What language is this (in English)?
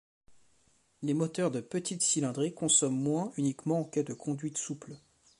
French